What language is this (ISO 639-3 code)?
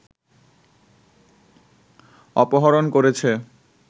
ben